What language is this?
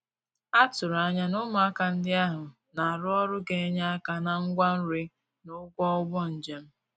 Igbo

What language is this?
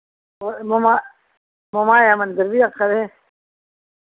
Dogri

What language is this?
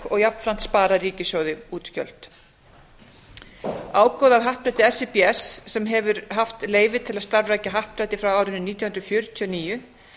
Icelandic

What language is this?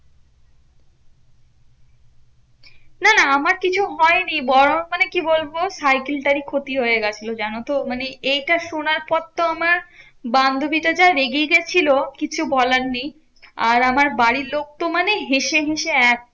Bangla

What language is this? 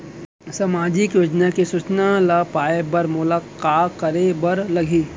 Chhattisgarhi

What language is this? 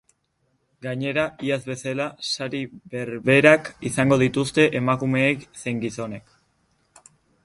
Basque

